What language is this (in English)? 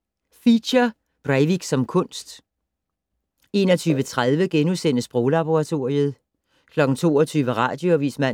Danish